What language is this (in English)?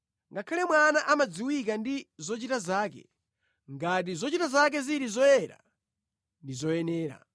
Nyanja